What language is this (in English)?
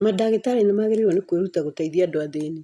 Kikuyu